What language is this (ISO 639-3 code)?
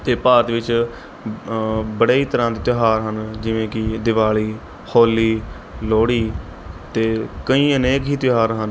pan